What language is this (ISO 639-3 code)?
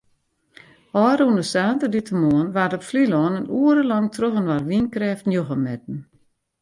fry